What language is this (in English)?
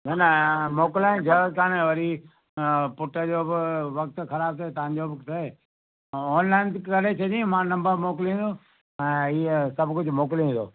Sindhi